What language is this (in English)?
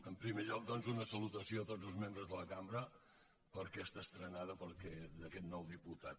Catalan